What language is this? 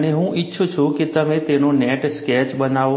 Gujarati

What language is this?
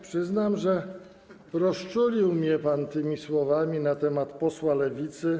Polish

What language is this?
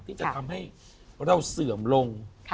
Thai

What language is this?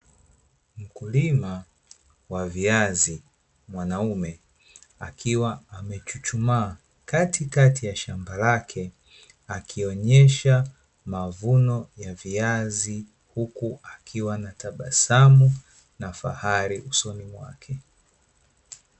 Swahili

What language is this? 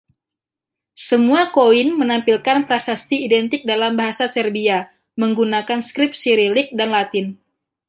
Indonesian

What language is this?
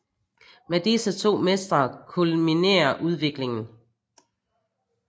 Danish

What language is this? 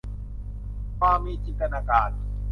Thai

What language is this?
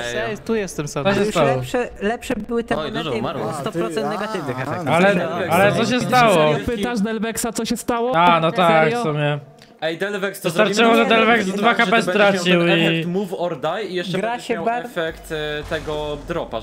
Polish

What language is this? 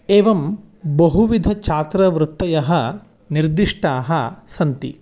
Sanskrit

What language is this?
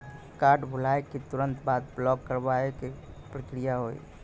Maithili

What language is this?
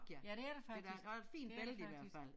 Danish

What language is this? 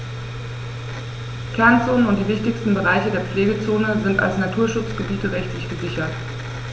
German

